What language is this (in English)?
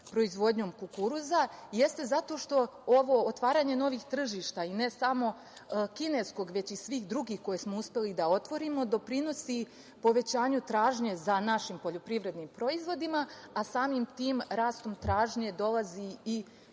Serbian